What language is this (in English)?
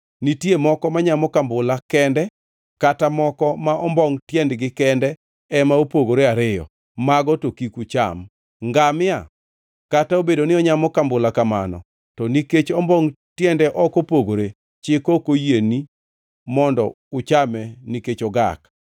Luo (Kenya and Tanzania)